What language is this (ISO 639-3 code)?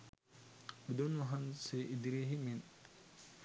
sin